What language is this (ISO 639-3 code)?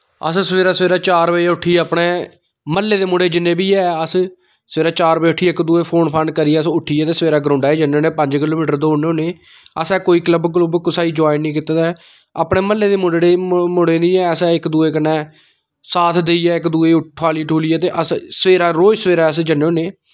doi